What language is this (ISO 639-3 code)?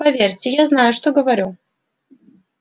rus